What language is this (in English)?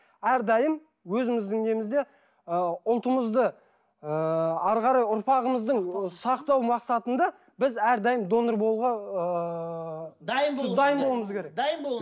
Kazakh